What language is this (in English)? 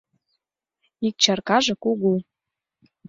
Mari